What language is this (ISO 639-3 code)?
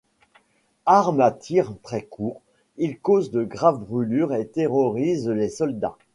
fra